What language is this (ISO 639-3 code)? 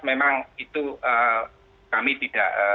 ind